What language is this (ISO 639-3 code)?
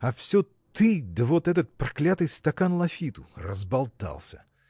rus